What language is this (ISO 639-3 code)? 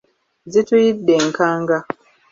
lug